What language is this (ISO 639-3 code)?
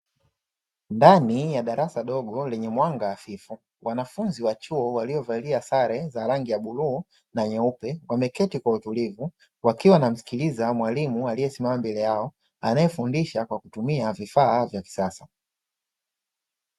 swa